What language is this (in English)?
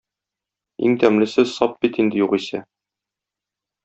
Tatar